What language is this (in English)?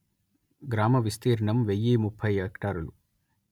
Telugu